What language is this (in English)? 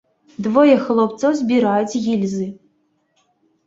Belarusian